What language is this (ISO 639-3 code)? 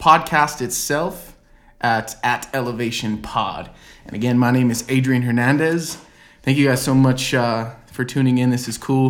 eng